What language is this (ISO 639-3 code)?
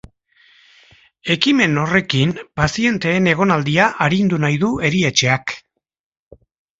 eus